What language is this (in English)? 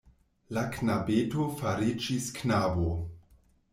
Esperanto